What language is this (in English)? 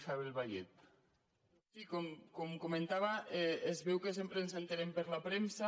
Catalan